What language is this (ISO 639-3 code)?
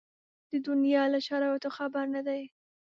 pus